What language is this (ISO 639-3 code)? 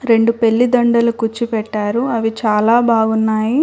tel